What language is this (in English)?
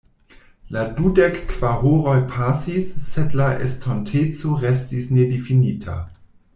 Esperanto